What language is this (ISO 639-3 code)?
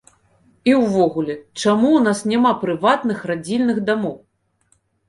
bel